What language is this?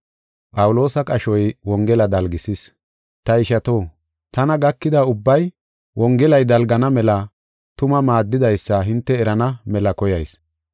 Gofa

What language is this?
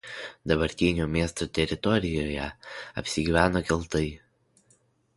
Lithuanian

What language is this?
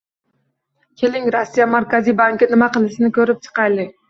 Uzbek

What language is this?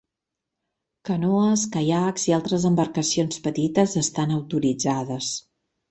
Catalan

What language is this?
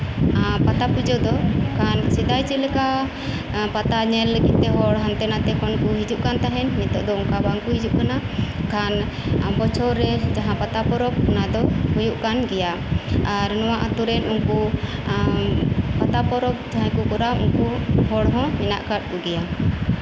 Santali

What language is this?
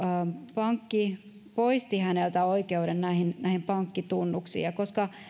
Finnish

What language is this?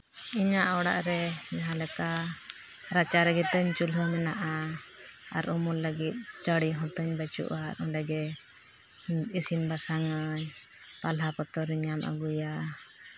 Santali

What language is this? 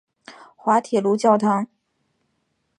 Chinese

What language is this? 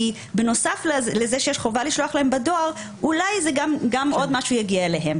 Hebrew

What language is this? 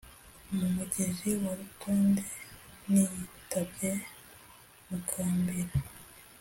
Kinyarwanda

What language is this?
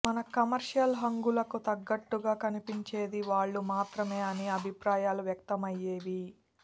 Telugu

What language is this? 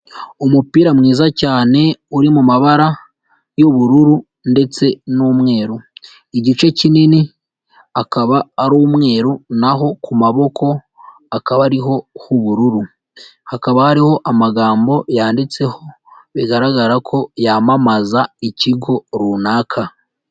Kinyarwanda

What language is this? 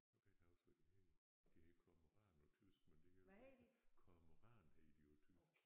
Danish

